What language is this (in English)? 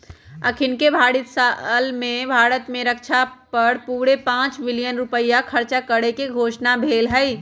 Magahi